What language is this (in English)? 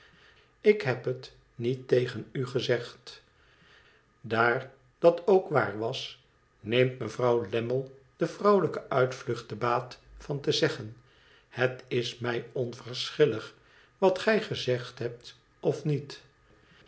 Dutch